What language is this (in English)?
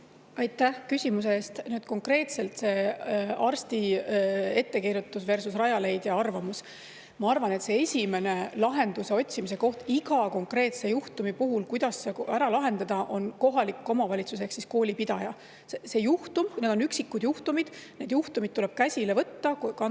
Estonian